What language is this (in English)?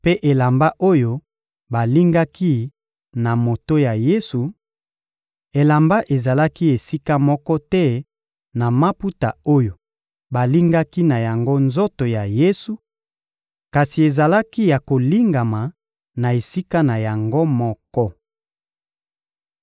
Lingala